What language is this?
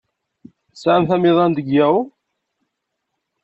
Kabyle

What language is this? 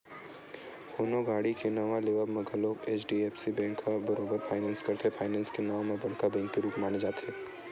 Chhattisgarhi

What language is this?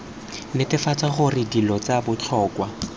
Tswana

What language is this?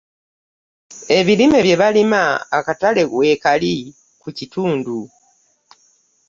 Ganda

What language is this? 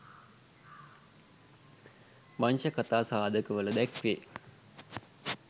Sinhala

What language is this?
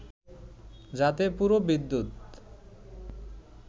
Bangla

